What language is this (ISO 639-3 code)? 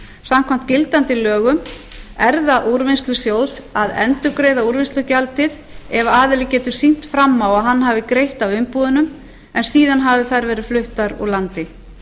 isl